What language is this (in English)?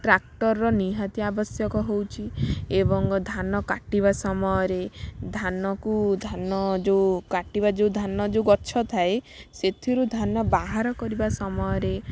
Odia